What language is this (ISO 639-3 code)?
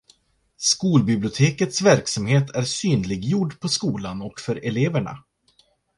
swe